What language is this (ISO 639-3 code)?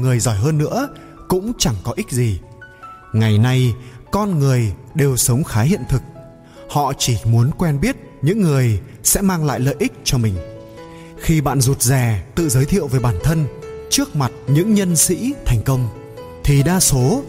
vie